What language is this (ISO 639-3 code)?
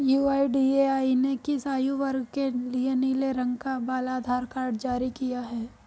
hin